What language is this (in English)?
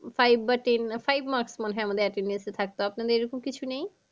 Bangla